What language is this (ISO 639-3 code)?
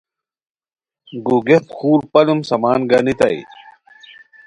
khw